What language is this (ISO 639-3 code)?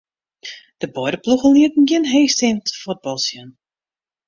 fry